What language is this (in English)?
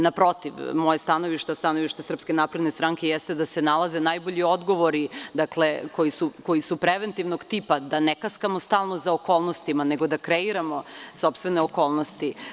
Serbian